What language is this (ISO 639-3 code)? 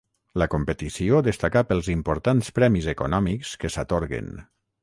cat